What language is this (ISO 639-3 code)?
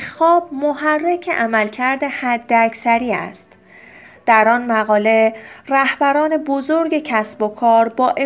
fas